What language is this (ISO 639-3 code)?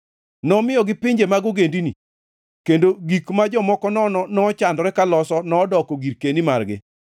luo